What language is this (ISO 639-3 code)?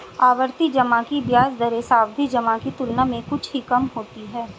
hin